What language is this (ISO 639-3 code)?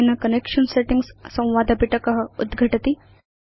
san